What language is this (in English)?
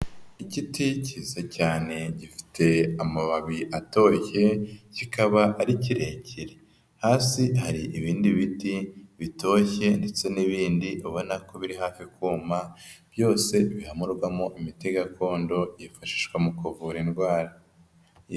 Kinyarwanda